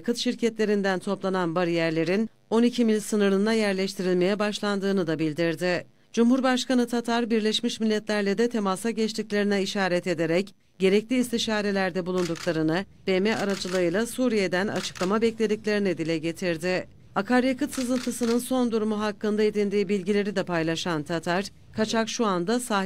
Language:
Turkish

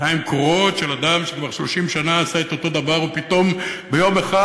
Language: Hebrew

